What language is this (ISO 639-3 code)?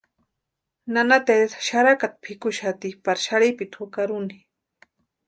pua